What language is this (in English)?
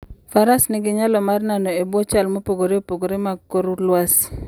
Luo (Kenya and Tanzania)